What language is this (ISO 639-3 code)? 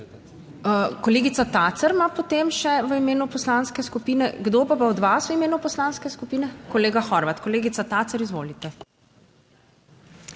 slv